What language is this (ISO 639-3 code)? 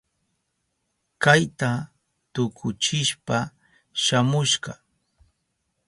qup